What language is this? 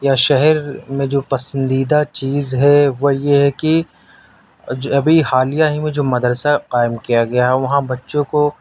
Urdu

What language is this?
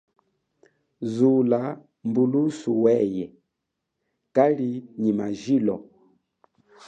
Chokwe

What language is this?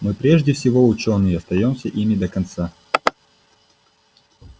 Russian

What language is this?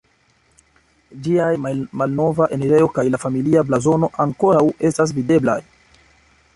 Esperanto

